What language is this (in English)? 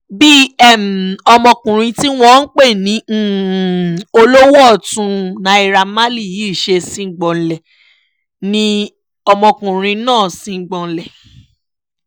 Yoruba